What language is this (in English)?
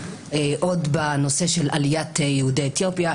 Hebrew